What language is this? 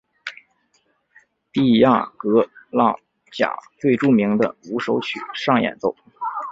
Chinese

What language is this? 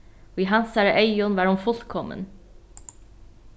Faroese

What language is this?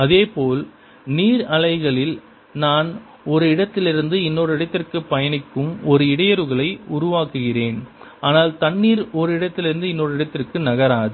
Tamil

